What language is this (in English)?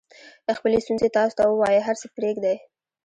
Pashto